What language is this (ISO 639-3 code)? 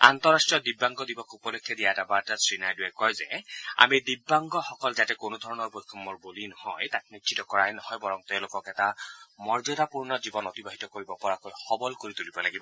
asm